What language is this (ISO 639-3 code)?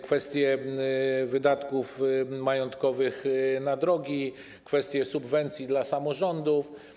pol